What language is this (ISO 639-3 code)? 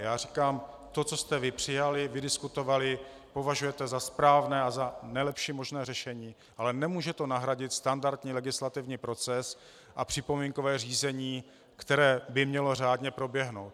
ces